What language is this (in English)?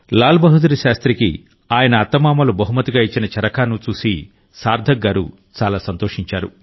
Telugu